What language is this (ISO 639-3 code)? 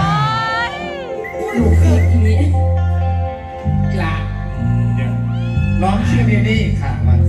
tha